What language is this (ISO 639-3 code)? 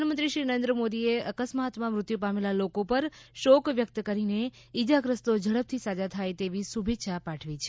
guj